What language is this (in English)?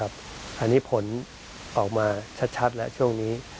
Thai